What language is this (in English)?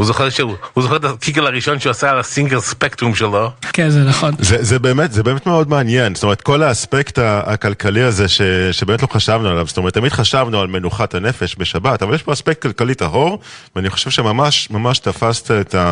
Hebrew